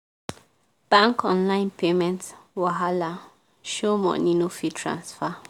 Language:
Nigerian Pidgin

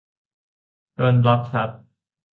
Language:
Thai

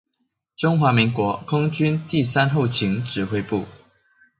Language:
Chinese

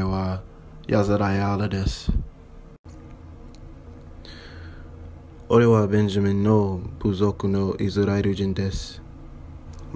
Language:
Japanese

